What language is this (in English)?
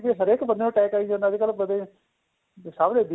Punjabi